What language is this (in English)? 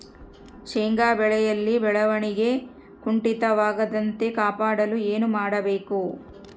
Kannada